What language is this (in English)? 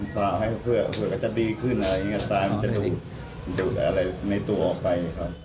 Thai